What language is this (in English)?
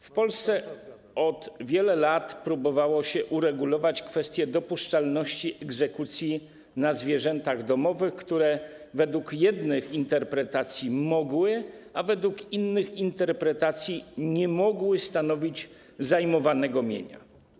Polish